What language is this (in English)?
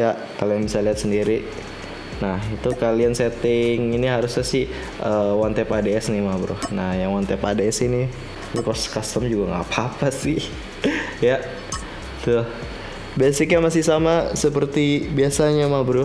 Indonesian